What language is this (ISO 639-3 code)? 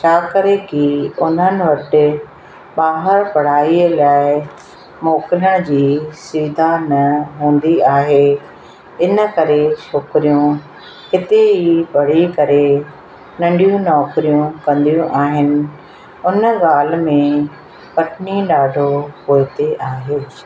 snd